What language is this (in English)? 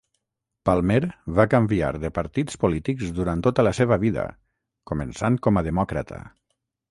Catalan